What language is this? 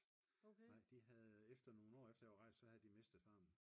Danish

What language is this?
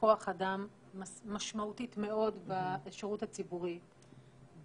Hebrew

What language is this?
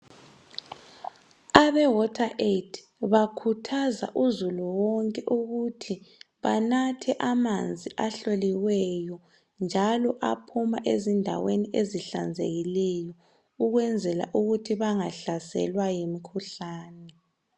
North Ndebele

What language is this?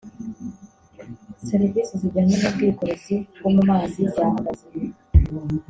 Kinyarwanda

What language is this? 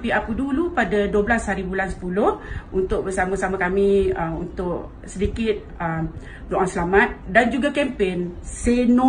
Malay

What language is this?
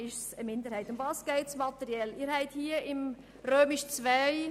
Swiss German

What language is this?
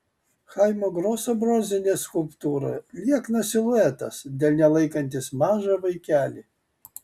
Lithuanian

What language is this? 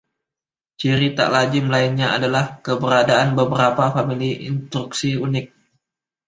Indonesian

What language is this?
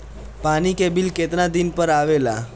Bhojpuri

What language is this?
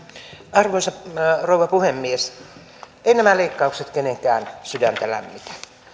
Finnish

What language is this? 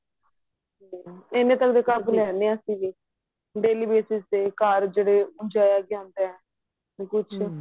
Punjabi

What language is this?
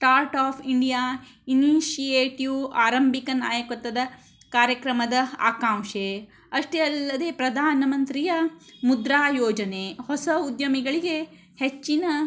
Kannada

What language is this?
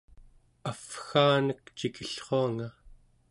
Central Yupik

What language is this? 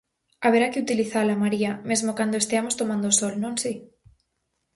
Galician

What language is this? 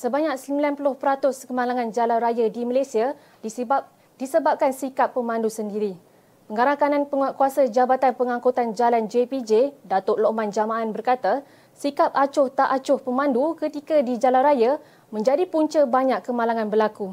Malay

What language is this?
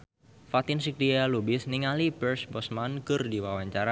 Sundanese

